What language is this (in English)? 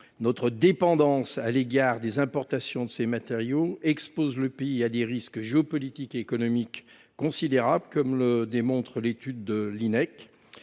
French